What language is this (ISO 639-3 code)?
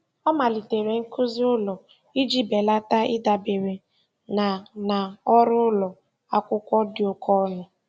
ibo